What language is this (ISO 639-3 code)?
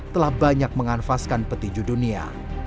ind